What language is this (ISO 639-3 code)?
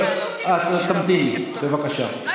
heb